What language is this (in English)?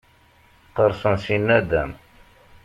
Kabyle